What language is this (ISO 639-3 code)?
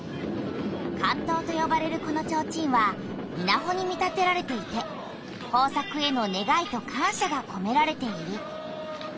jpn